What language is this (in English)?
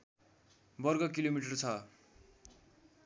Nepali